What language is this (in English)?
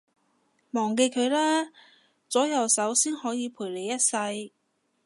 Cantonese